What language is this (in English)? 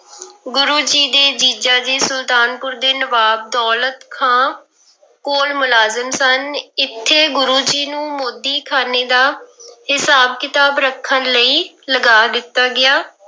Punjabi